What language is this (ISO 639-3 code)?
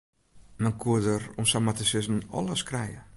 fry